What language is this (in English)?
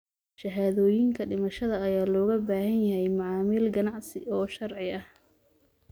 Somali